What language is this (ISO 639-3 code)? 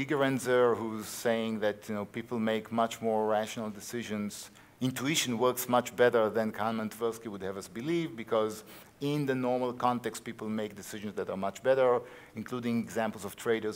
eng